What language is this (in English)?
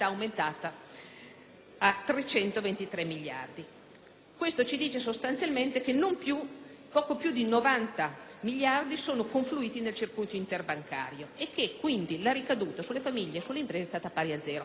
Italian